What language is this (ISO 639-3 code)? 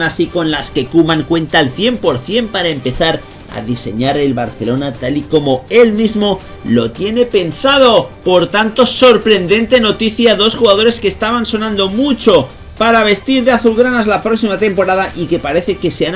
spa